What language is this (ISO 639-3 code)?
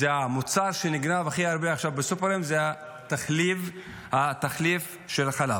heb